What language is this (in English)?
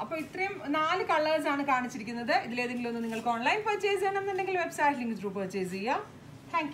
Malayalam